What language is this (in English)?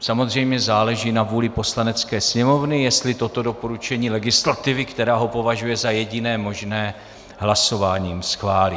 Czech